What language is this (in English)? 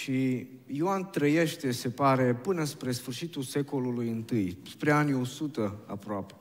Romanian